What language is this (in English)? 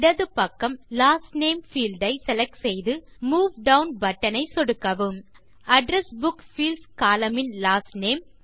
Tamil